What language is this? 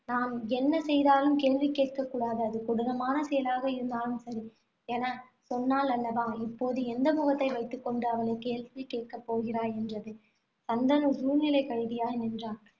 Tamil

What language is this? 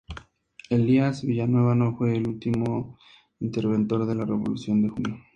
Spanish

